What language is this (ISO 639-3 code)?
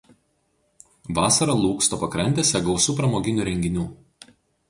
lit